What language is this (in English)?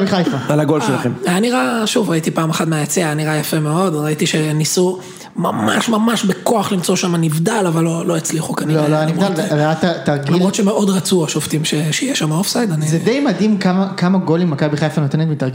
Hebrew